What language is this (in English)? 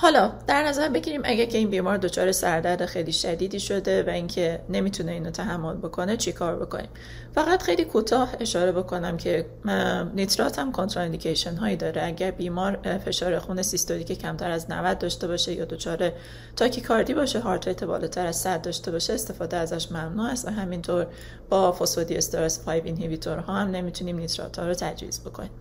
Persian